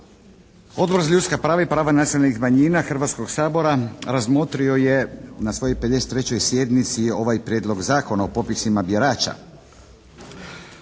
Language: Croatian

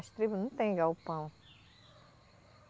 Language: Portuguese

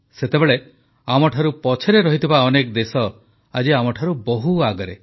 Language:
Odia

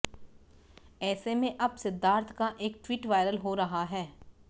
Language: Hindi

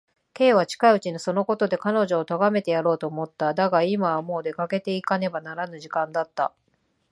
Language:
Japanese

